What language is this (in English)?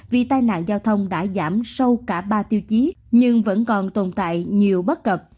Vietnamese